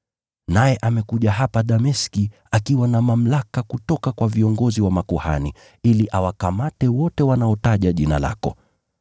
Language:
Swahili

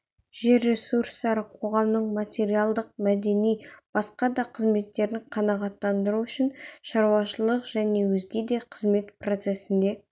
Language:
Kazakh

